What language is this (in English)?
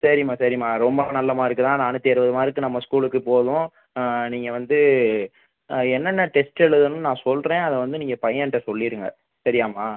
Tamil